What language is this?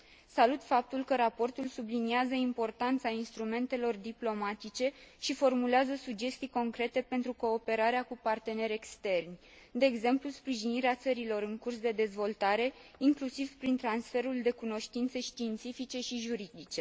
Romanian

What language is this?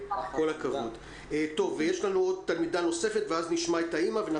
Hebrew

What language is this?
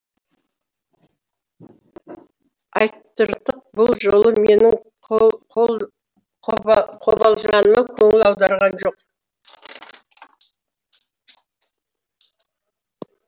Kazakh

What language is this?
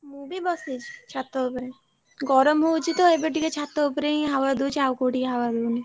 Odia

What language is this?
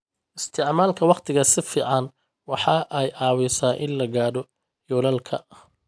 Somali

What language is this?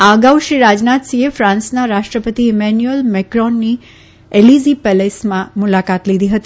Gujarati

